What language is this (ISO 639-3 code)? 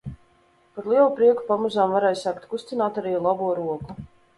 lav